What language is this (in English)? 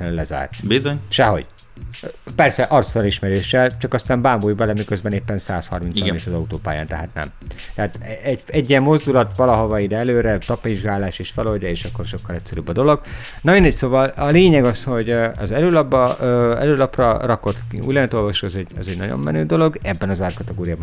Hungarian